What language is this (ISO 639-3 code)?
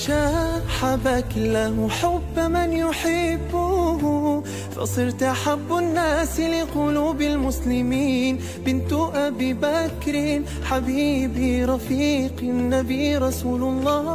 ara